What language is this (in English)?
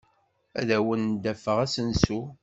Kabyle